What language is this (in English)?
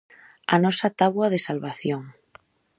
Galician